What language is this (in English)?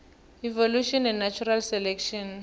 South Ndebele